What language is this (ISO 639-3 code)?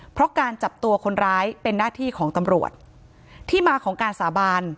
tha